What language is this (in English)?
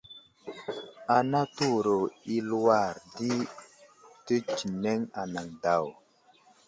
Wuzlam